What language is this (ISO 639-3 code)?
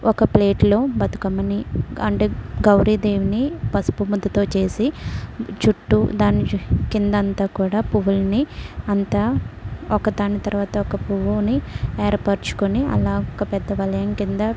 tel